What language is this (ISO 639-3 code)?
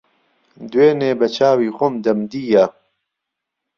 ckb